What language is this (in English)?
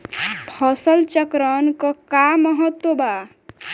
Bhojpuri